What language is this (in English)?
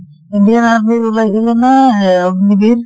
Assamese